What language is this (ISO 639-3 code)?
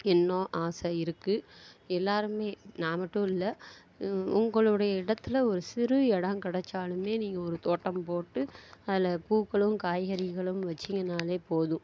tam